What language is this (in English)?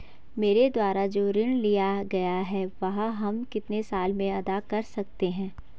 Hindi